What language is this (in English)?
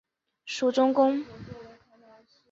Chinese